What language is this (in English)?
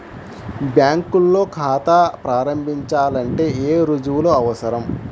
Telugu